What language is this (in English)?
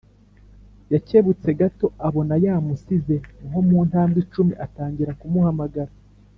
Kinyarwanda